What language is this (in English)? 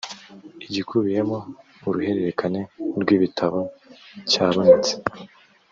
Kinyarwanda